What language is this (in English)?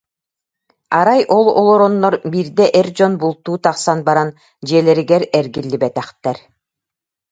Yakut